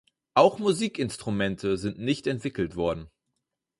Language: German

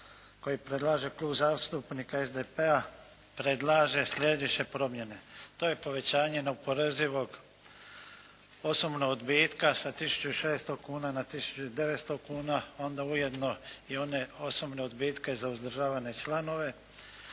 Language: Croatian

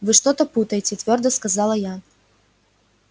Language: Russian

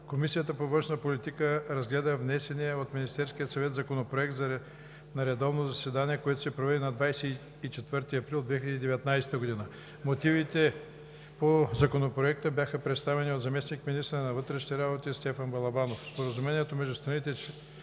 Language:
Bulgarian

